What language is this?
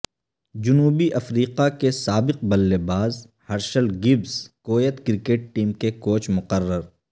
Urdu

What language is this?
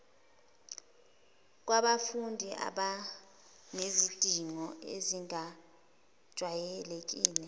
Zulu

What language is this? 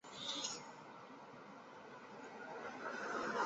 Chinese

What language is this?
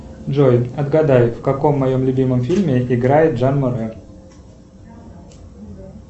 Russian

